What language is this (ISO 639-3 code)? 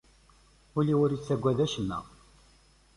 kab